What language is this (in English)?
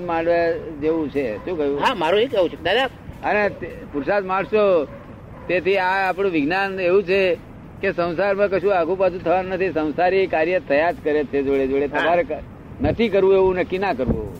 Gujarati